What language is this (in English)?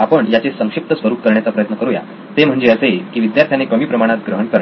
Marathi